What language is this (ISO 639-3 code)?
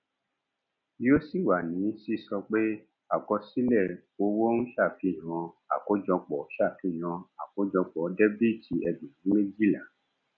yor